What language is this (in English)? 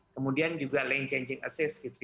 Indonesian